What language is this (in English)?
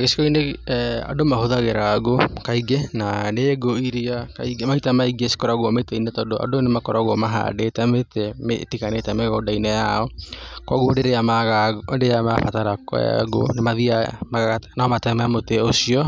Kikuyu